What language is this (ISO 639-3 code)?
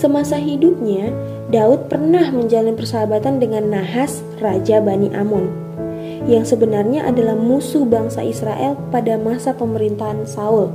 ind